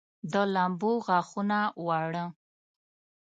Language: Pashto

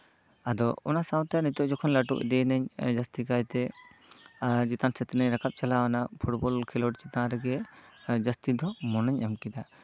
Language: Santali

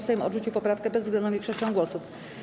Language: Polish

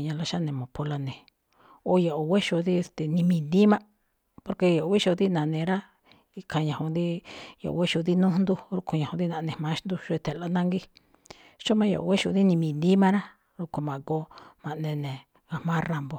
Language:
Malinaltepec Me'phaa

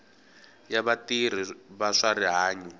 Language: Tsonga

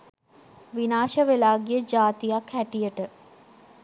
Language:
Sinhala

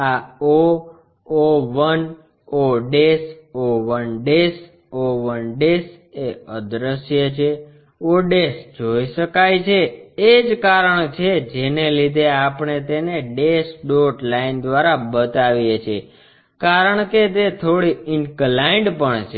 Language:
Gujarati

